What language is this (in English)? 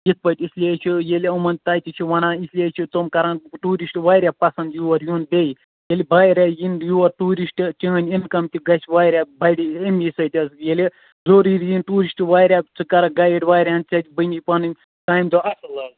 Kashmiri